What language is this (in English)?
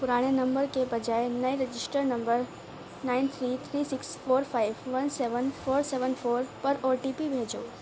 Urdu